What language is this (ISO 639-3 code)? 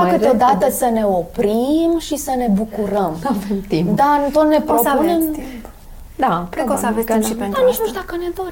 ron